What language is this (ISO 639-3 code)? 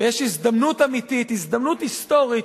heb